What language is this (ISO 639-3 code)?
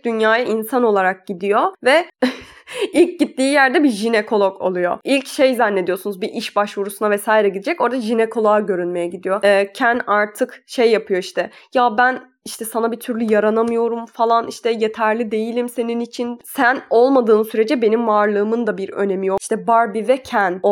tur